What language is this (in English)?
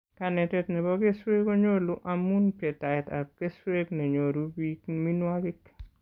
Kalenjin